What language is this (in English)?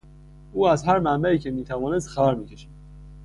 Persian